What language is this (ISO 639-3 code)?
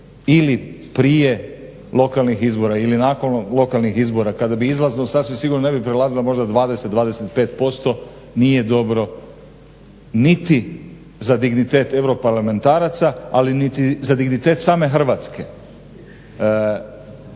hrv